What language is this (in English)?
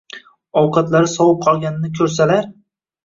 Uzbek